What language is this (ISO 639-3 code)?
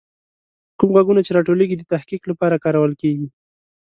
pus